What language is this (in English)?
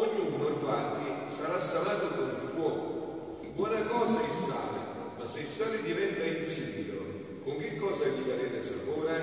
Italian